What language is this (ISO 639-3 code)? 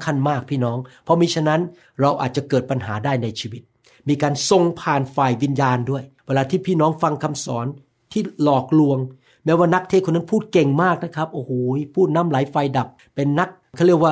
tha